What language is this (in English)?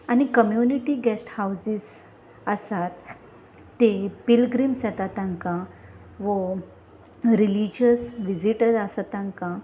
Konkani